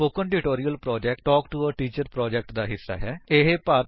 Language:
Punjabi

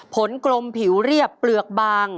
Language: Thai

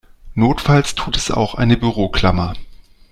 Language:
German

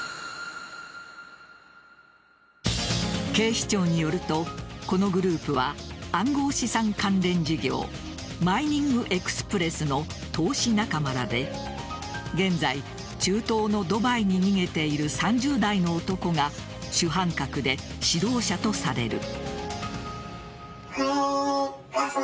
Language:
Japanese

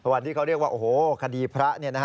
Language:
Thai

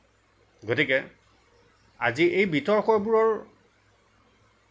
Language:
Assamese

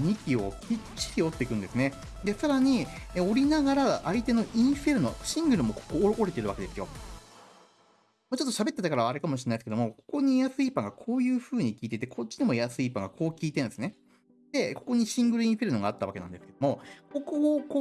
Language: Japanese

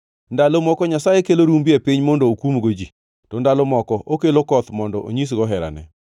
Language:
Luo (Kenya and Tanzania)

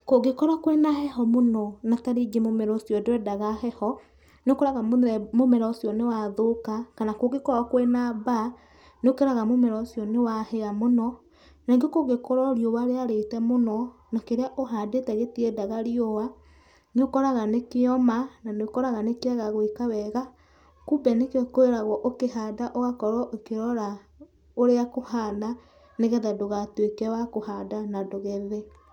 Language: Kikuyu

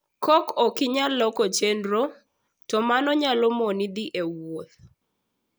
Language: Luo (Kenya and Tanzania)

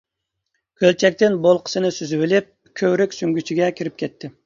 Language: Uyghur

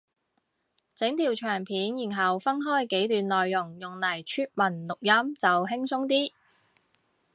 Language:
Cantonese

